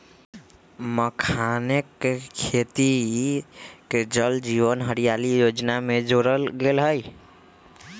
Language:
Magahi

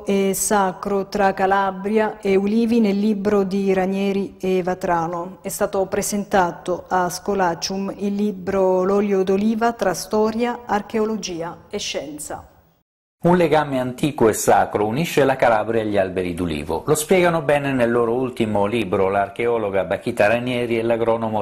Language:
Italian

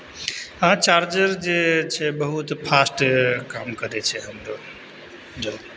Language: Maithili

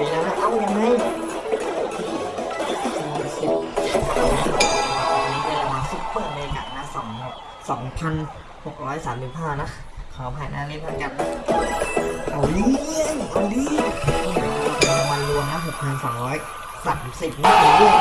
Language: Thai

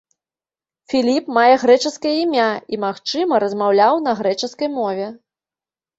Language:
Belarusian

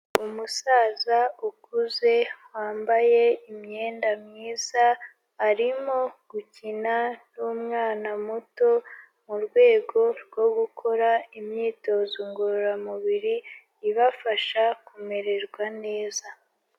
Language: Kinyarwanda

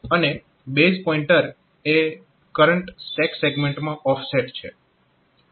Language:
Gujarati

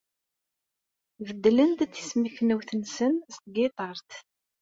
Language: Kabyle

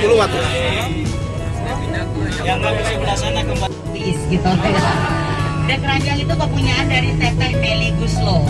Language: Indonesian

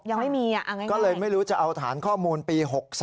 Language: Thai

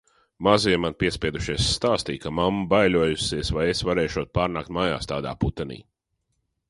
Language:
Latvian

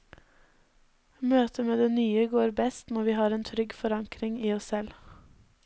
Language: Norwegian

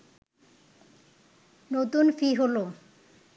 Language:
Bangla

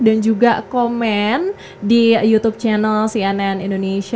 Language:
Indonesian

